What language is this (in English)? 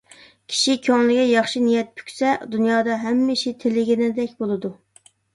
Uyghur